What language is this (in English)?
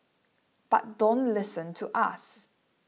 English